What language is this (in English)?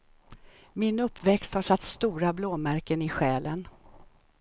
Swedish